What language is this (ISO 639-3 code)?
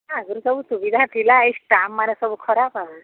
ori